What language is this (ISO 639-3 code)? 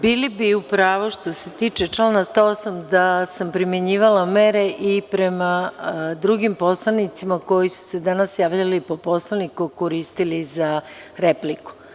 srp